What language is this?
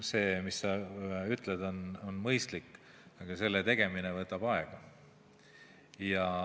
Estonian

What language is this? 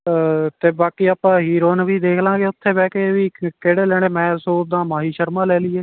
Punjabi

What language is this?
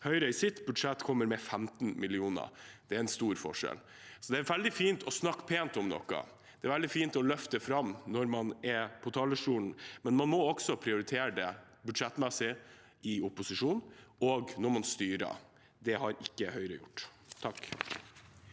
Norwegian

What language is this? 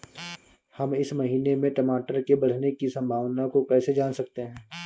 Hindi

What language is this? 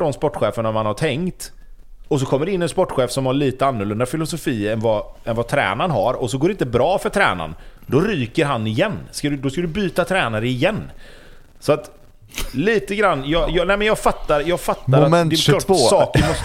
Swedish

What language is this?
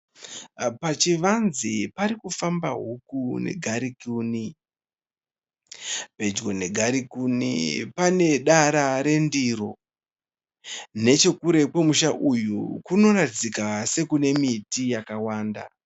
Shona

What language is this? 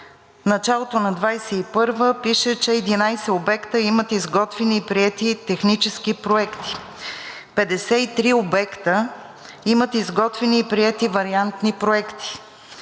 Bulgarian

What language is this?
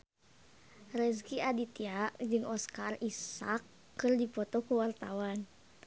Sundanese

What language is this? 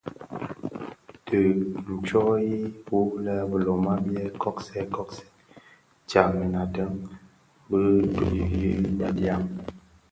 Bafia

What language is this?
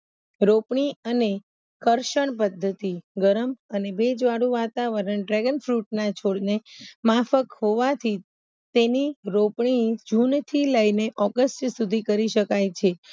Gujarati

